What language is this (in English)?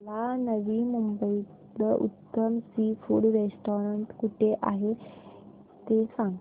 Marathi